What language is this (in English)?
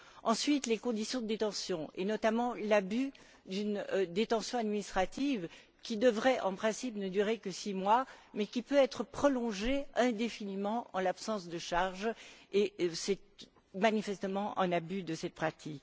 French